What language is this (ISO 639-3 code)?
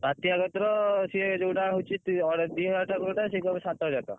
ori